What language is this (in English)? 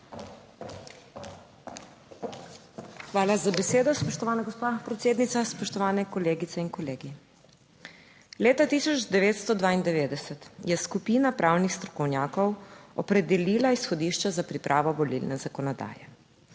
Slovenian